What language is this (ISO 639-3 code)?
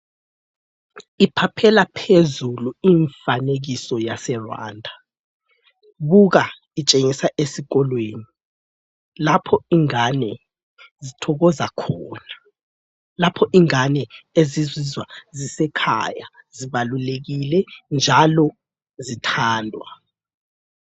nde